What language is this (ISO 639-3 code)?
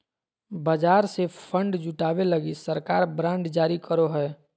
mag